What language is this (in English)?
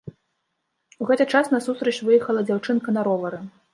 Belarusian